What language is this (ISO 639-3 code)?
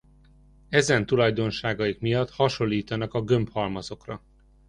hun